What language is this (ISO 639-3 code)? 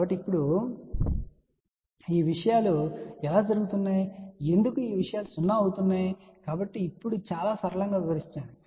tel